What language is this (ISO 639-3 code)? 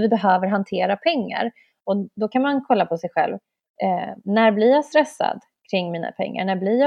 swe